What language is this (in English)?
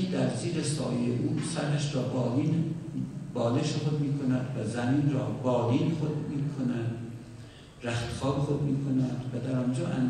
Persian